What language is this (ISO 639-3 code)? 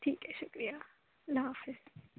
urd